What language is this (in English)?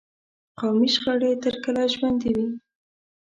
Pashto